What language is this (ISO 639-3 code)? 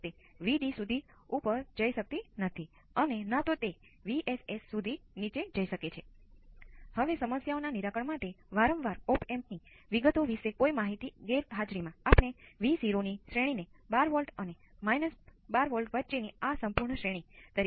guj